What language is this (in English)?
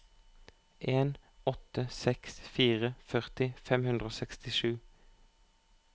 Norwegian